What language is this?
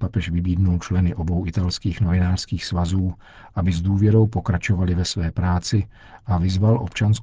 Czech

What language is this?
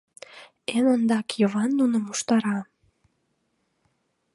Mari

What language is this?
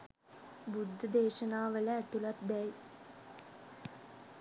Sinhala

